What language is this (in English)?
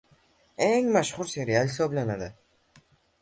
Uzbek